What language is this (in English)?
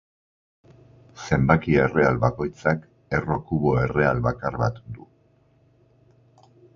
Basque